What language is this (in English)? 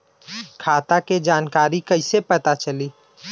Bhojpuri